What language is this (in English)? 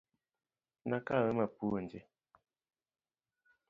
Luo (Kenya and Tanzania)